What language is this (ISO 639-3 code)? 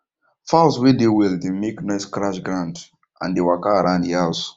pcm